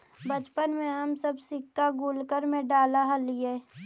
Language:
Magahi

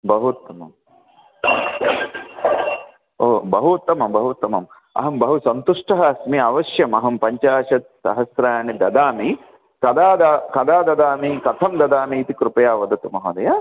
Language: Sanskrit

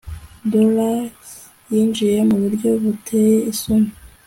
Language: Kinyarwanda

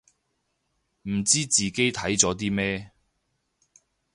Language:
Cantonese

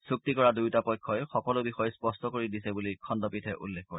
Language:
Assamese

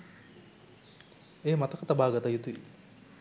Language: Sinhala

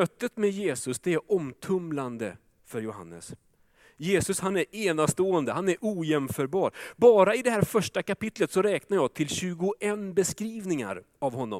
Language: Swedish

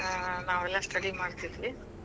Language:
Kannada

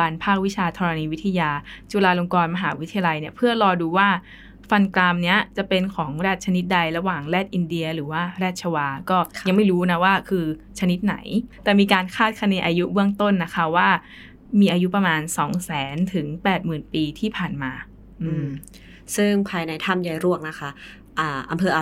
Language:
Thai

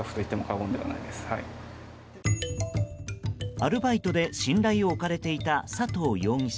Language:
Japanese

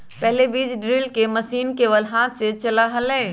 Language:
Magahi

